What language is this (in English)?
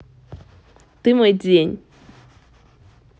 Russian